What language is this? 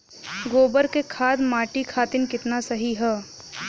Bhojpuri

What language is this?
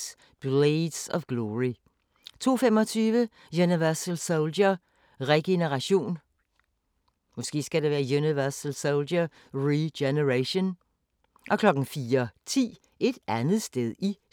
Danish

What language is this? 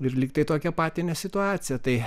Lithuanian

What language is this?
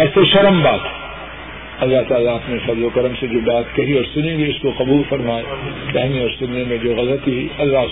Urdu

